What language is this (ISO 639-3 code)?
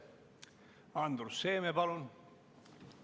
est